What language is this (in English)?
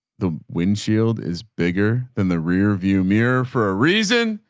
English